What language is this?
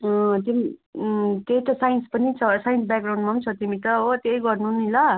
Nepali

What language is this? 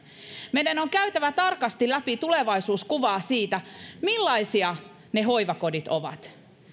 Finnish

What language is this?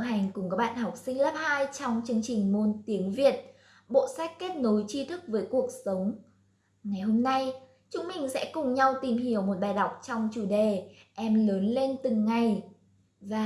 Vietnamese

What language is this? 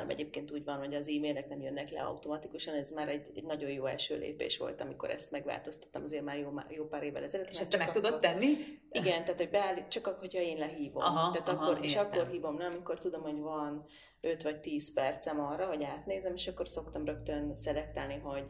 Hungarian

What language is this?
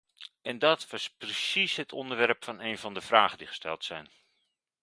Dutch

